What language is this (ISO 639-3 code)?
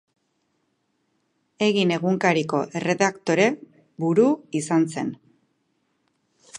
eus